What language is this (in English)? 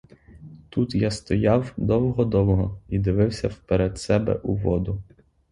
Ukrainian